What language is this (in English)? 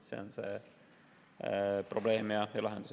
Estonian